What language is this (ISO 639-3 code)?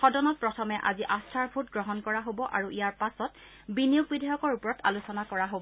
asm